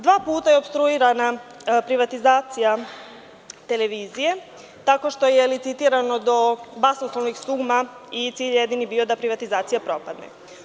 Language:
Serbian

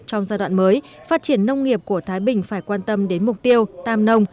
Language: Vietnamese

